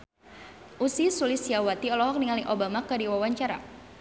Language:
Sundanese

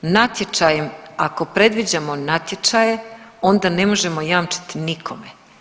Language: Croatian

